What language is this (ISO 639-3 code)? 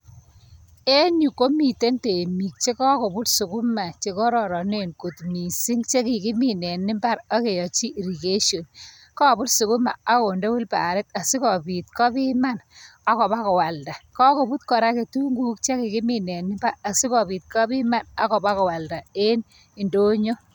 kln